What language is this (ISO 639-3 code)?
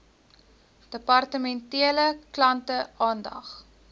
afr